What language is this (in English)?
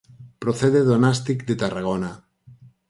Galician